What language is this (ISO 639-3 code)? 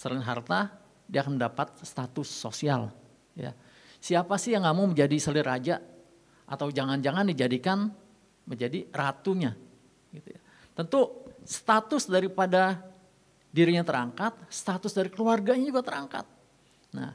ind